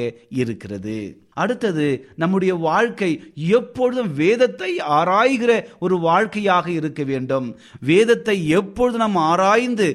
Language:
Tamil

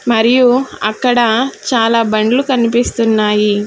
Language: Telugu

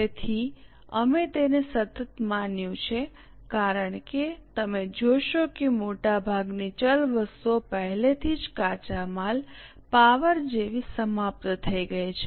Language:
Gujarati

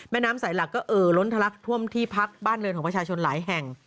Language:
Thai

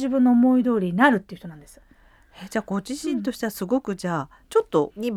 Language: Japanese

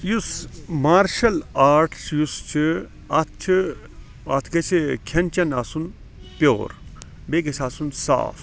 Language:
Kashmiri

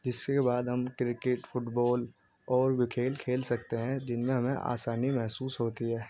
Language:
Urdu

